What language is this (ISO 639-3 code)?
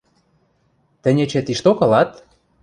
mrj